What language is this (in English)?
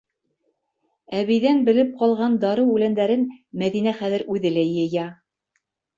Bashkir